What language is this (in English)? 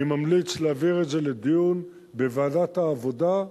Hebrew